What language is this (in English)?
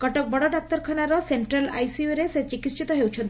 Odia